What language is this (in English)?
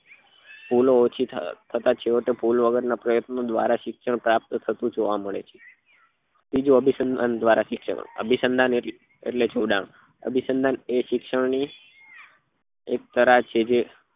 Gujarati